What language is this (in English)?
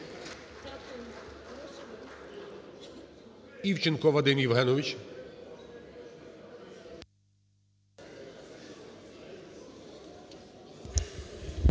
Ukrainian